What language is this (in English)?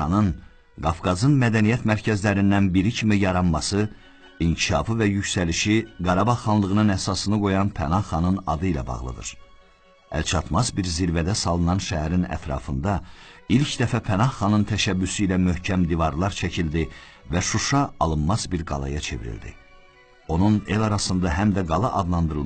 Turkish